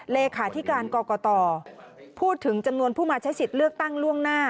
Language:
Thai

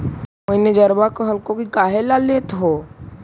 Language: Magahi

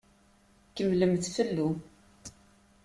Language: Kabyle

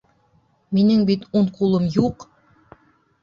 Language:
Bashkir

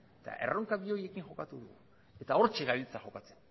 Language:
Basque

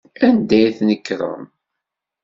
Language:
Kabyle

